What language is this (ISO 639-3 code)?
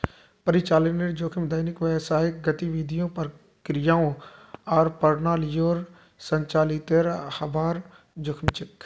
mag